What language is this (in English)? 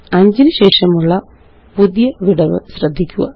Malayalam